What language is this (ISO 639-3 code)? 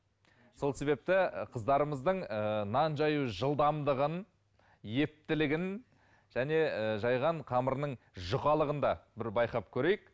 kaz